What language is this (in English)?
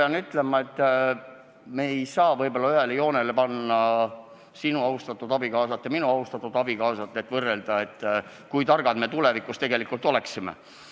Estonian